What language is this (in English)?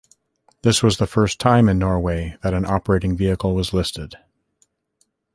English